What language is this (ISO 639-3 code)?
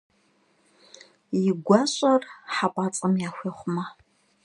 kbd